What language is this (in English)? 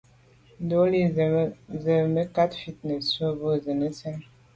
Medumba